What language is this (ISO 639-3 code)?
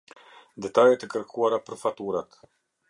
sqi